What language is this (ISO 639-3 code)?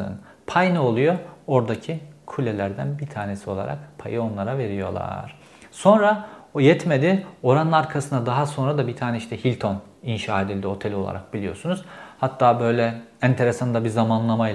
tur